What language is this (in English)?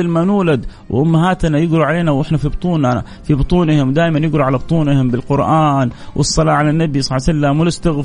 Arabic